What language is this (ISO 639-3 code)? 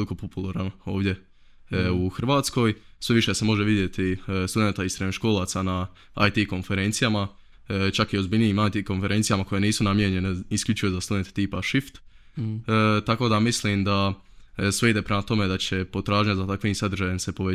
hrv